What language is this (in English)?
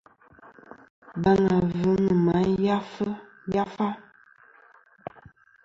Kom